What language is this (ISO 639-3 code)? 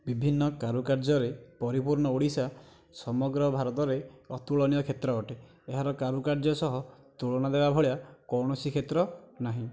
ori